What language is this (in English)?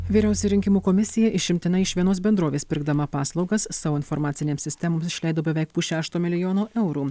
Lithuanian